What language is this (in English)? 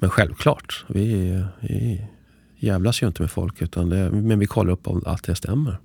Swedish